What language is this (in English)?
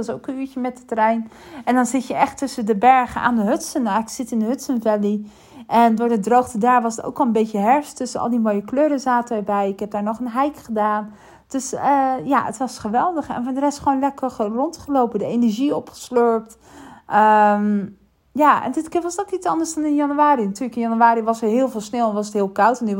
Dutch